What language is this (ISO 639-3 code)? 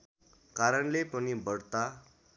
nep